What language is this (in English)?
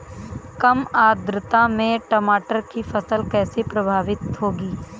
Hindi